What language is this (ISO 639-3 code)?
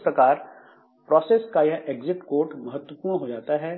hin